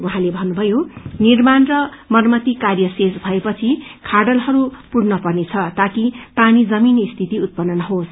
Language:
Nepali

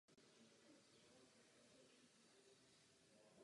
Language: Czech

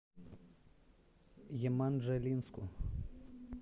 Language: Russian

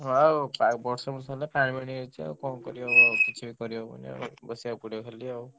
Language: Odia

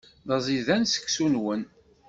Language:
Kabyle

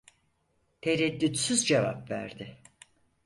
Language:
Turkish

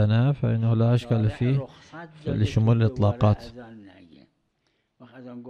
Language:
Arabic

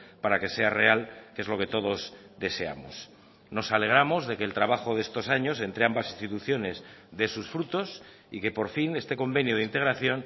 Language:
Spanish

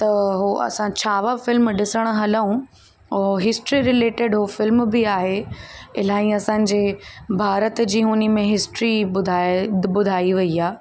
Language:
Sindhi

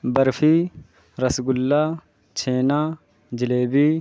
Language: Urdu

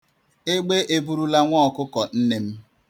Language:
Igbo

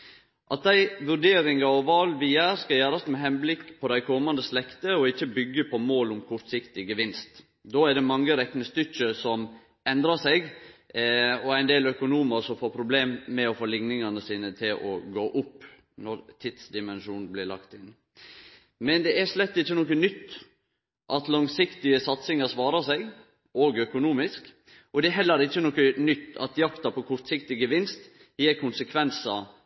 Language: Norwegian Nynorsk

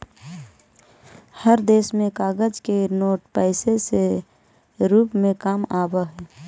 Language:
Magahi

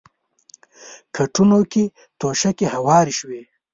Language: Pashto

